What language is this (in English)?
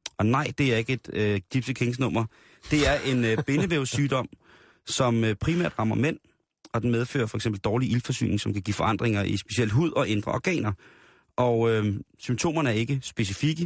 Danish